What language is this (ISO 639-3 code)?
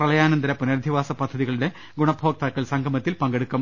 mal